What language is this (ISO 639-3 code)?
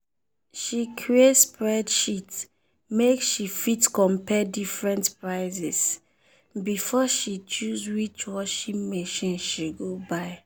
pcm